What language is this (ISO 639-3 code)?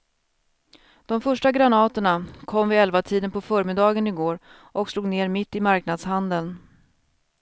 swe